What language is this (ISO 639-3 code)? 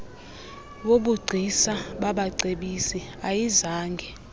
xho